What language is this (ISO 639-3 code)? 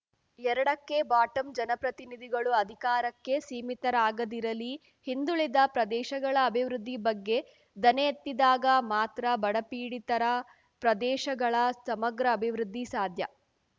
kan